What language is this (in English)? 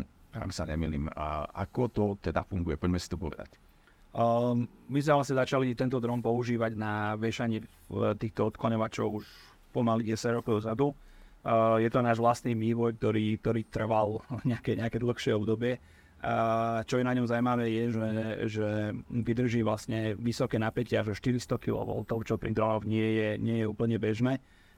Slovak